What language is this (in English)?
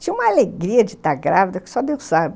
Portuguese